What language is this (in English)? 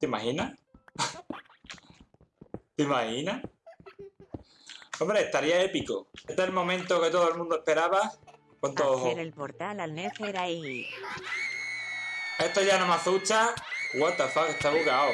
Spanish